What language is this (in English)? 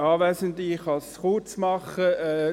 Swiss German